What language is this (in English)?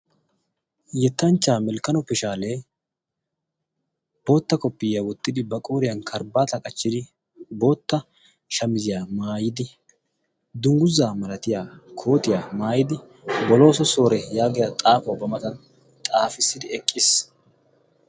Wolaytta